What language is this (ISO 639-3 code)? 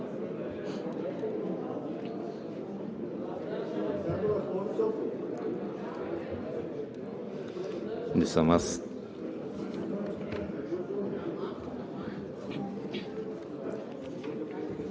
bul